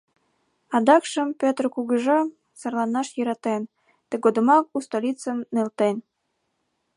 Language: Mari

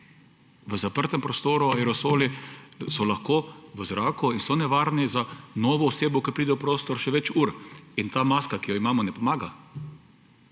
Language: Slovenian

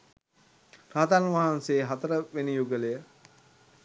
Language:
Sinhala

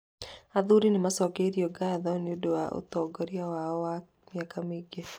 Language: Kikuyu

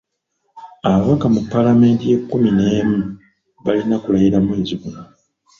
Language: Ganda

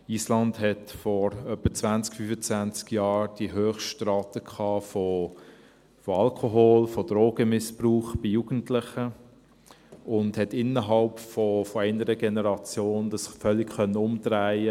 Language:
Swiss German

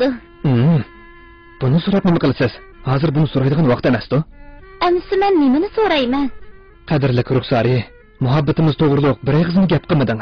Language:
Arabic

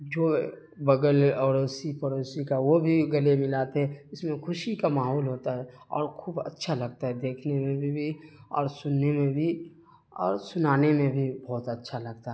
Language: Urdu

